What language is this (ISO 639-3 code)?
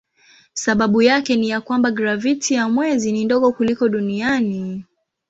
swa